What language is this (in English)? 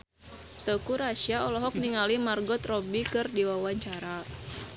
Sundanese